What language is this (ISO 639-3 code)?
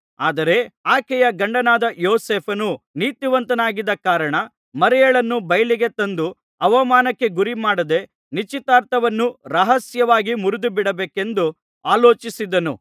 kan